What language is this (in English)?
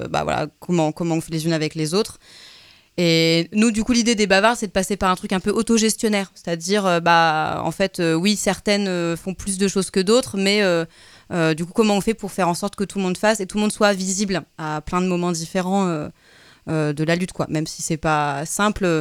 French